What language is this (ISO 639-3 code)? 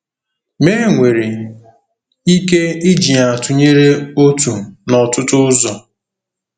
ibo